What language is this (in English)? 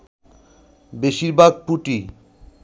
Bangla